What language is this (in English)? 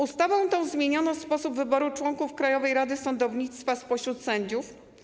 Polish